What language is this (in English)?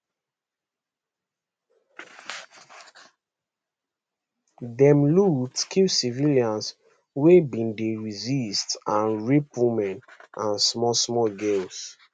Nigerian Pidgin